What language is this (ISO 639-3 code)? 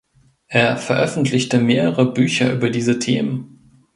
deu